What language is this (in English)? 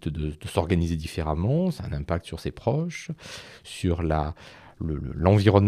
French